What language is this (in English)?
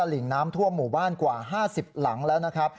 Thai